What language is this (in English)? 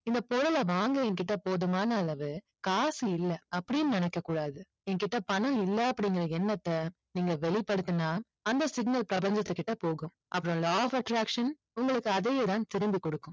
Tamil